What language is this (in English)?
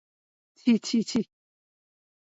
Odia